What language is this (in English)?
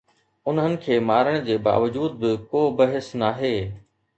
Sindhi